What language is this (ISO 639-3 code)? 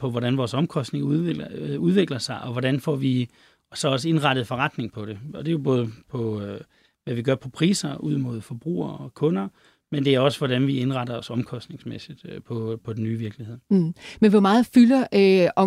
dan